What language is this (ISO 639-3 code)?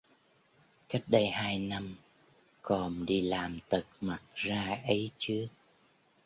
vie